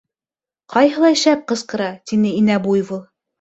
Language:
Bashkir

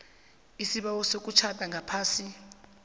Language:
South Ndebele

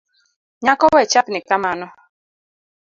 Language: Luo (Kenya and Tanzania)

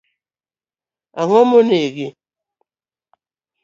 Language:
Luo (Kenya and Tanzania)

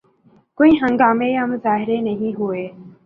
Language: Urdu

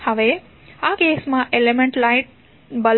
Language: Gujarati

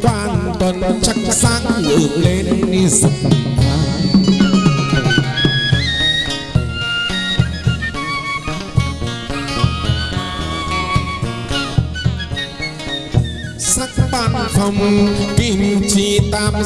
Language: Vietnamese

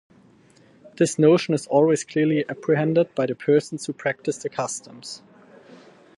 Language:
English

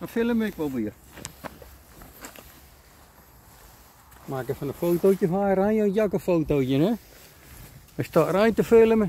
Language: Dutch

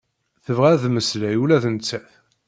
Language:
Kabyle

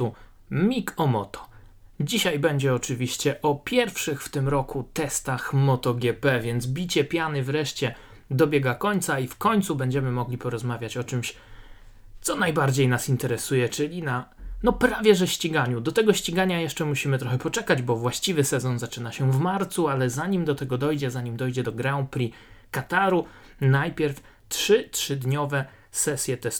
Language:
Polish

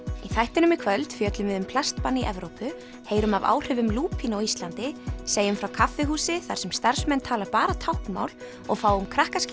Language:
Icelandic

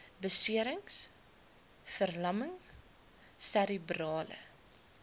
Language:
Afrikaans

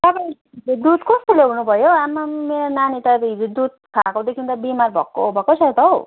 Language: Nepali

